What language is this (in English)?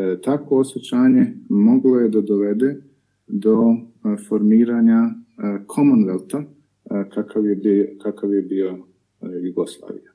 Croatian